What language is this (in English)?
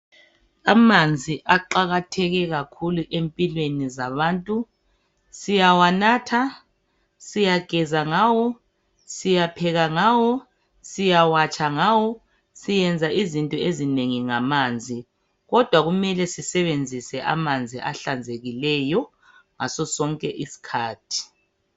North Ndebele